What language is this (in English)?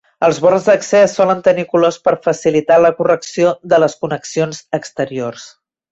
Catalan